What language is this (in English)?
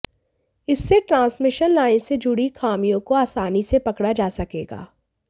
Hindi